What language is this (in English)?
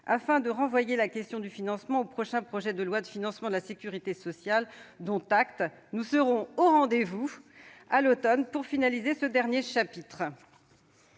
French